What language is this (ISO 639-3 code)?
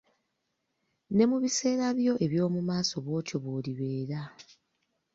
lug